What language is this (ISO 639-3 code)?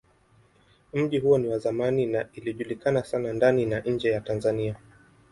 swa